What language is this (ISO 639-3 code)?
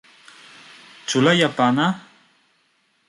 epo